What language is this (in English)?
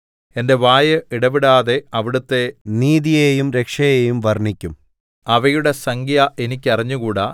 Malayalam